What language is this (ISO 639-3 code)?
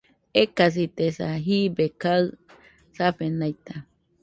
hux